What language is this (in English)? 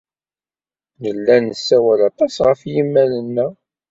Kabyle